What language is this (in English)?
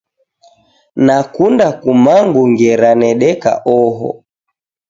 Taita